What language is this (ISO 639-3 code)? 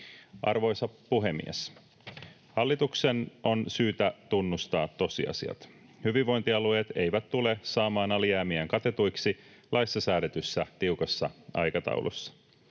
fin